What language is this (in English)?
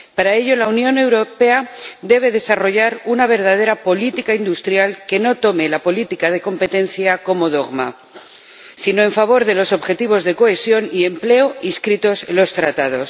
Spanish